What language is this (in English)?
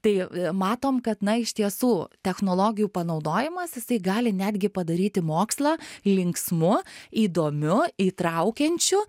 Lithuanian